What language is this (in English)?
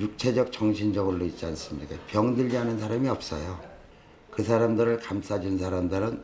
Korean